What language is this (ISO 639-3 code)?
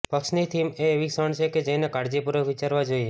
guj